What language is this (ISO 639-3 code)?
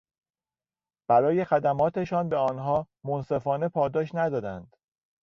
fas